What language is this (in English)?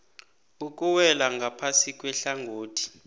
South Ndebele